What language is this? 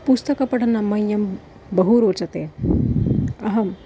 Sanskrit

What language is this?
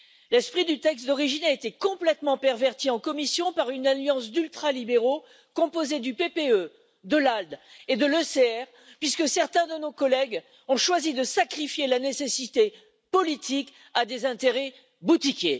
French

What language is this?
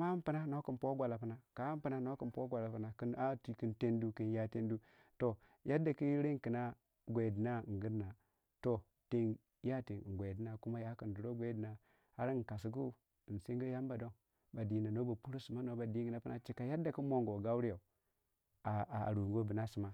Waja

